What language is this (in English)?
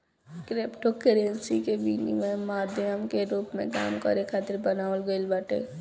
Bhojpuri